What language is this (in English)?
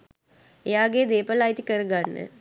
Sinhala